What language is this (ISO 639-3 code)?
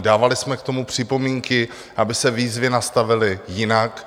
ces